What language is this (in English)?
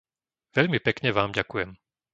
Slovak